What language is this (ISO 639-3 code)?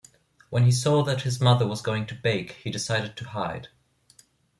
eng